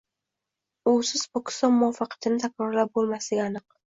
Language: Uzbek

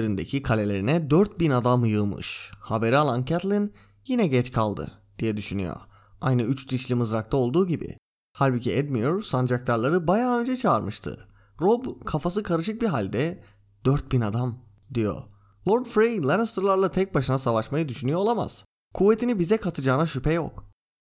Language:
Turkish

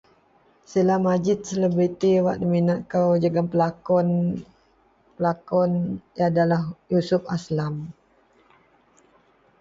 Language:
Central Melanau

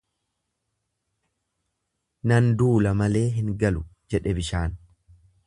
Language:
Oromo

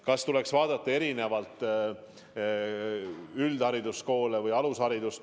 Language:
Estonian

